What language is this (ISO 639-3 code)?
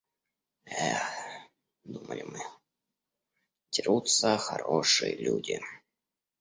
rus